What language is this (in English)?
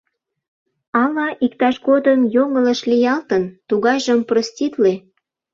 Mari